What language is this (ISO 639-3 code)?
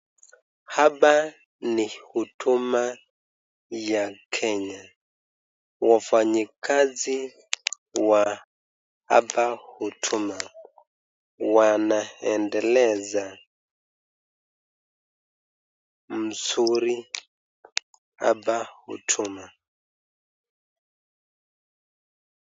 swa